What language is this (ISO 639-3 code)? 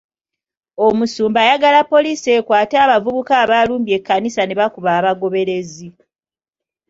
lug